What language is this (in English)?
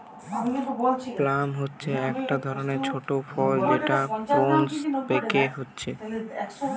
Bangla